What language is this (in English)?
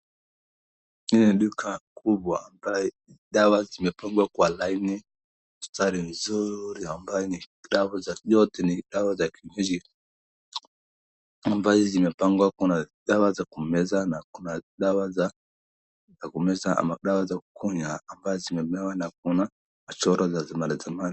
Swahili